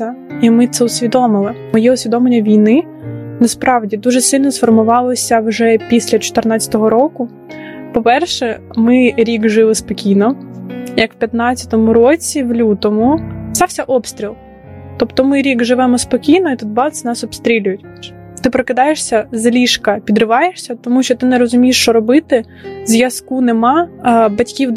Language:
Ukrainian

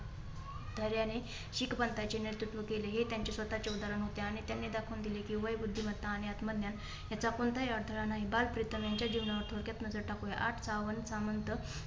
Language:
Marathi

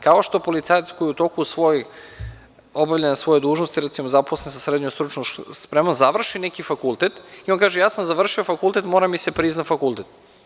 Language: Serbian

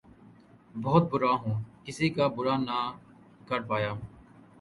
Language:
Urdu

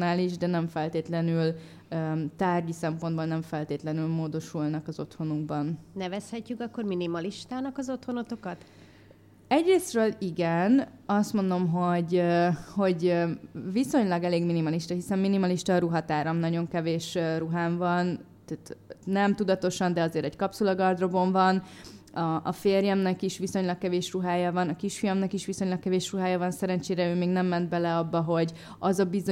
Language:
Hungarian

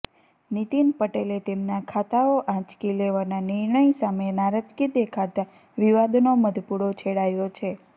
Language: Gujarati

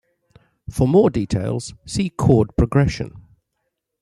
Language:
English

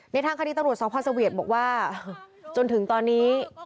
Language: Thai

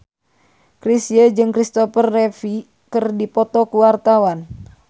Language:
Sundanese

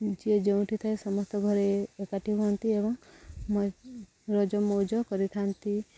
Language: Odia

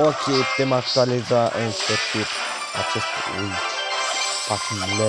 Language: Romanian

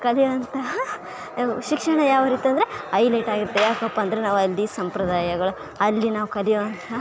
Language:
Kannada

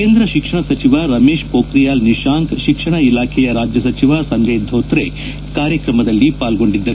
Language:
Kannada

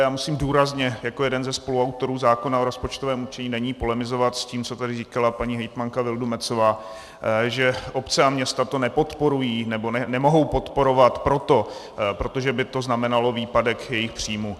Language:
Czech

